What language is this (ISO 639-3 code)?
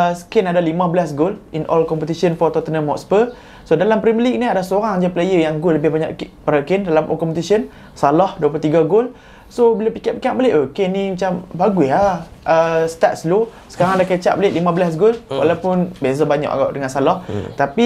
msa